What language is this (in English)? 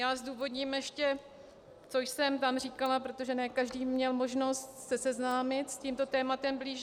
Czech